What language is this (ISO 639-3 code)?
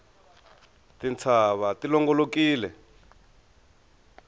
tso